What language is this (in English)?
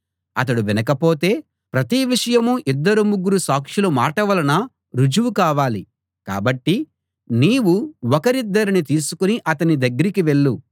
Telugu